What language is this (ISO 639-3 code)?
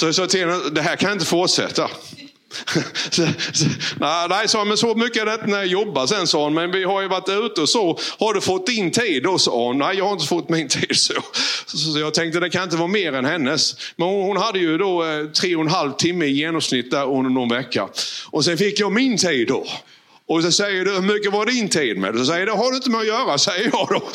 swe